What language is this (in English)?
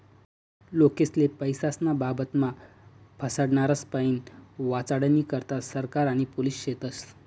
Marathi